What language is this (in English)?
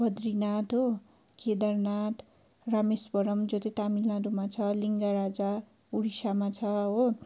Nepali